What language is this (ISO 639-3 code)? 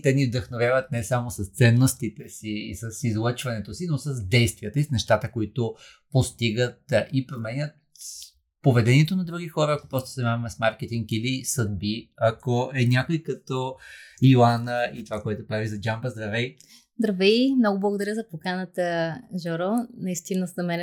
bul